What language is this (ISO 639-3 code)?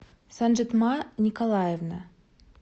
rus